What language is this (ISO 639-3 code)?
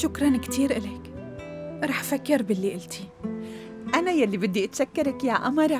ara